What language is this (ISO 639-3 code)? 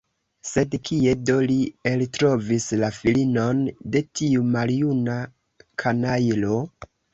epo